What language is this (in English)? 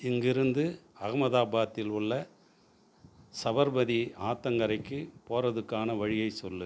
Tamil